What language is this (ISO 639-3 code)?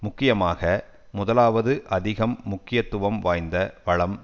tam